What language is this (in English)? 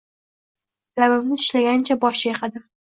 Uzbek